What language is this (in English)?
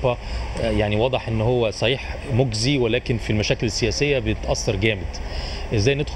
Arabic